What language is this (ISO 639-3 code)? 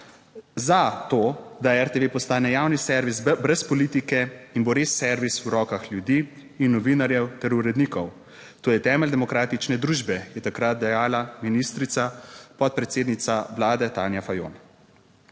slv